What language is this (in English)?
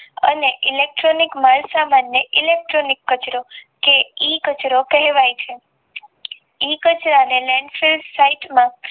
Gujarati